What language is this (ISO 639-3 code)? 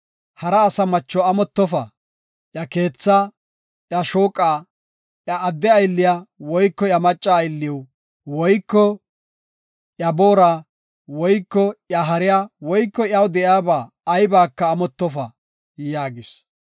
gof